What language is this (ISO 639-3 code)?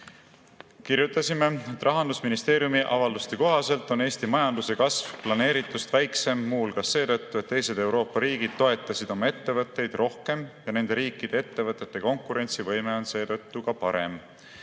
est